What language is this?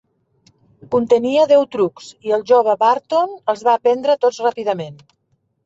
Catalan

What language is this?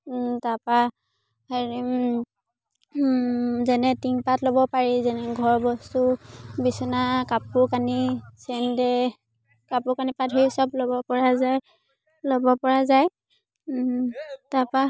Assamese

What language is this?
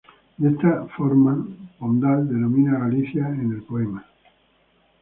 Spanish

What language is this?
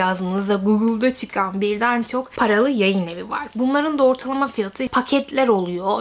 Turkish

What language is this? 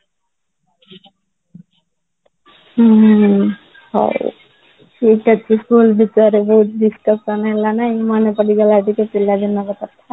Odia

